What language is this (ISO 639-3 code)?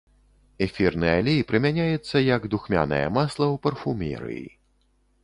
bel